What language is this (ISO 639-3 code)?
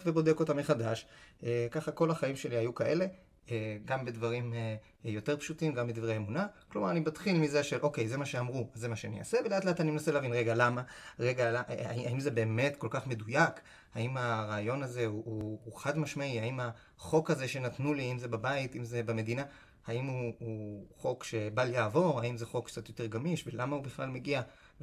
heb